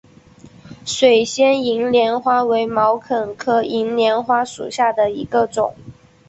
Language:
Chinese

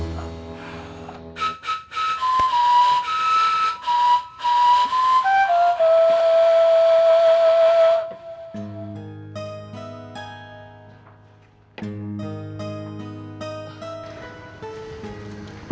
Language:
Indonesian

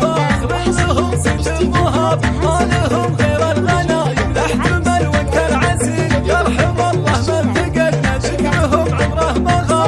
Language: Arabic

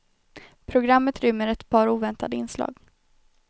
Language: Swedish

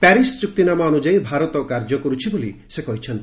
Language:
Odia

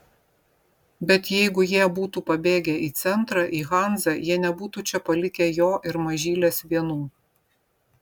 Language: Lithuanian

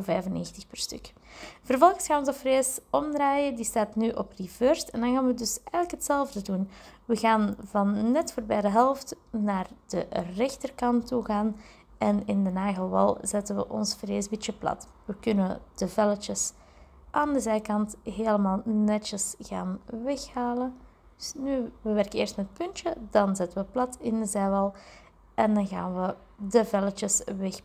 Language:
Dutch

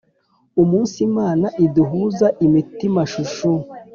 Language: Kinyarwanda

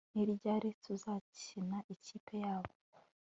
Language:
Kinyarwanda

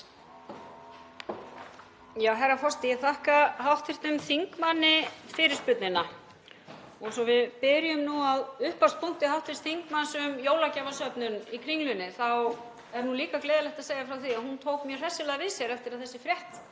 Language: Icelandic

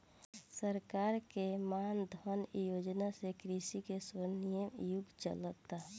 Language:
Bhojpuri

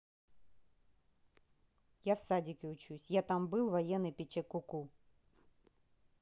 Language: Russian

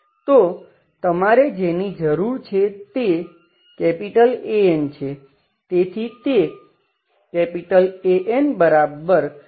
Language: Gujarati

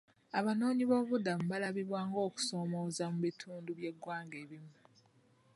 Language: Ganda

